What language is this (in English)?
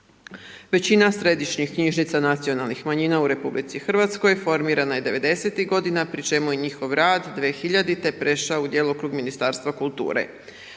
Croatian